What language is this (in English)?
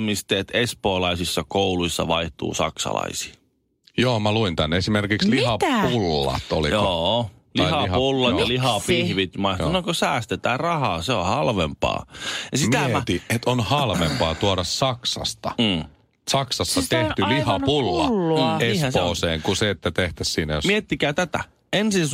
Finnish